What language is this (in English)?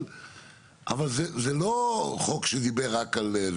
Hebrew